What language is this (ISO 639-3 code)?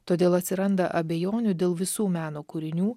lit